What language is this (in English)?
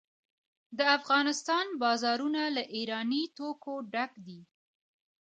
Pashto